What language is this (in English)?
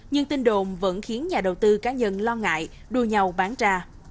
Vietnamese